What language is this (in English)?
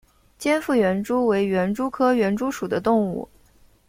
Chinese